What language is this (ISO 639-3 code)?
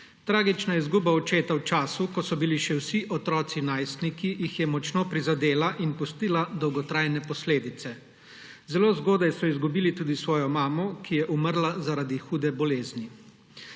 slv